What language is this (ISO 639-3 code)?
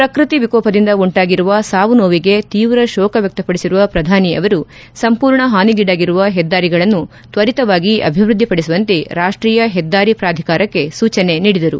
kan